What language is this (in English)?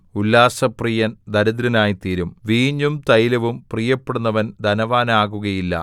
Malayalam